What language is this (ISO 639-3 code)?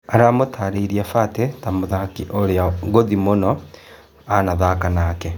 kik